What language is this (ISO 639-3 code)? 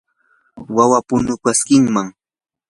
qur